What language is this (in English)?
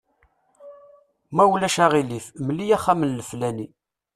Kabyle